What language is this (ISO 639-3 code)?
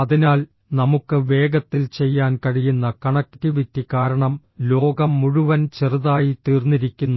mal